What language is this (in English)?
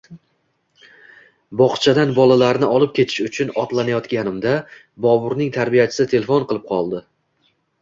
Uzbek